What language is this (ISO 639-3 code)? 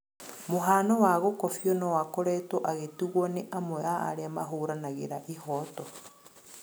kik